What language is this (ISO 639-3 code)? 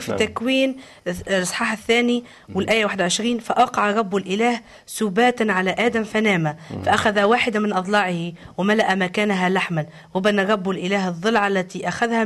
ara